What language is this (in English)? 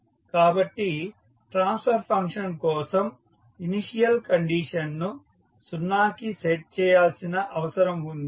Telugu